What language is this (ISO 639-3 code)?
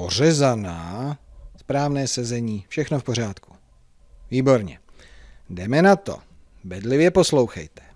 ces